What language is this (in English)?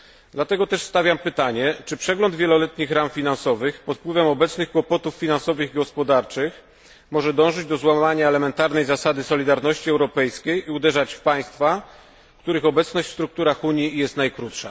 Polish